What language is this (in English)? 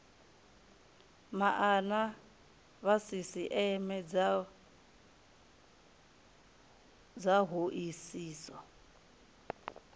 Venda